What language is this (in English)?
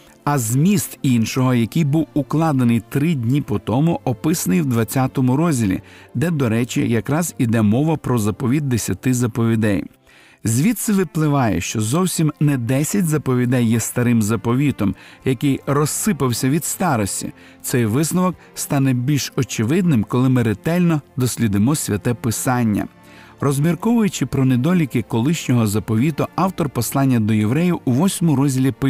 Ukrainian